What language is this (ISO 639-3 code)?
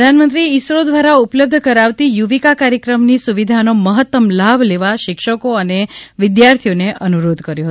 guj